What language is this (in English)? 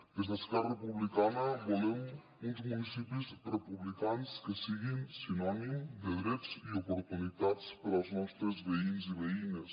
Catalan